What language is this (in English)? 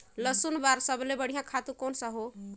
Chhattisgarhi